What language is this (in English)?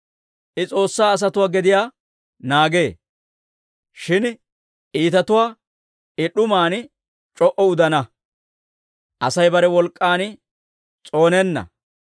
Dawro